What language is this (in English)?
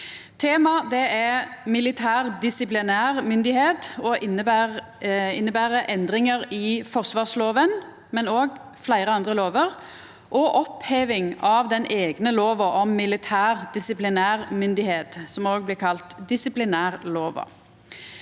Norwegian